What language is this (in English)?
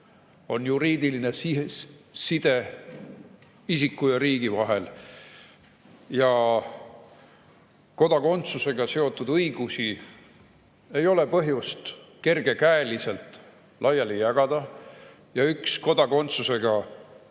Estonian